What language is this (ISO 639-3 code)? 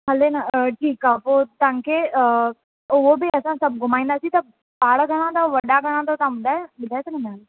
snd